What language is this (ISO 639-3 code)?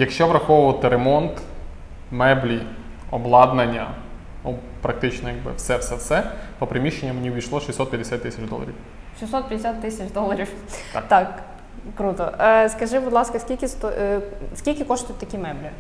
ukr